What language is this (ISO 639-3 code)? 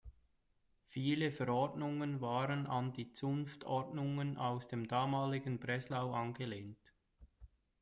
deu